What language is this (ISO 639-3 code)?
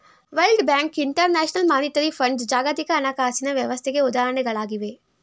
kan